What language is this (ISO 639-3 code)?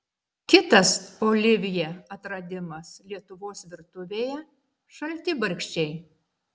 lit